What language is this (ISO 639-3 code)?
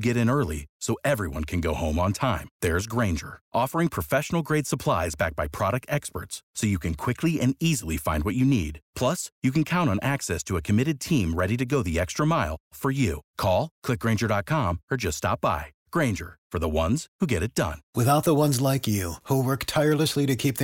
ron